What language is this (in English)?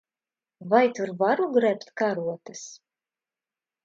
Latvian